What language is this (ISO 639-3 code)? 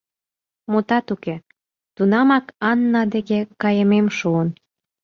chm